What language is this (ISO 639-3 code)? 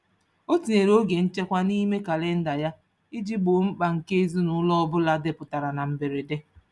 ibo